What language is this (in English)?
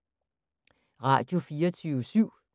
Danish